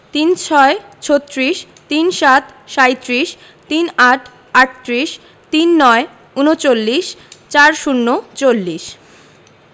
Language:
Bangla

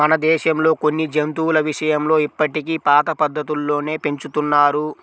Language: Telugu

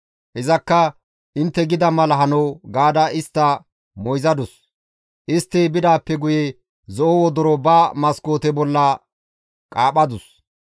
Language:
Gamo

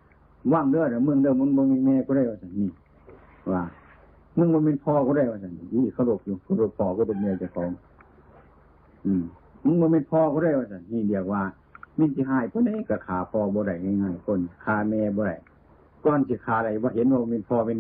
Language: Thai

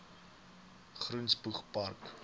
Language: Afrikaans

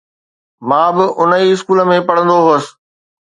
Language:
Sindhi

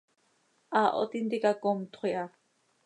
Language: Seri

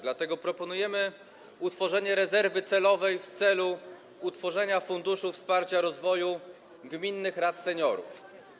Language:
Polish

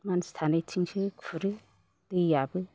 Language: Bodo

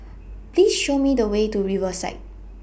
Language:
English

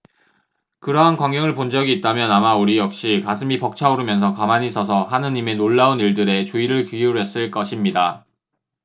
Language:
Korean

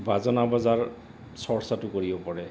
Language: Assamese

